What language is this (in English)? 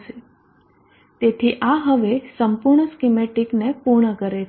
Gujarati